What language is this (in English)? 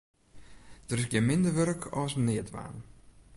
Western Frisian